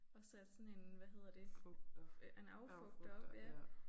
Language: Danish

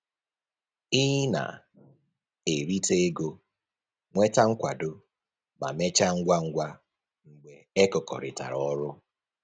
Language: Igbo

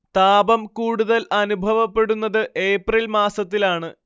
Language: Malayalam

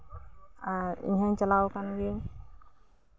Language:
Santali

